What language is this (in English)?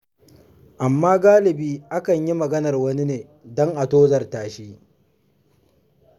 Hausa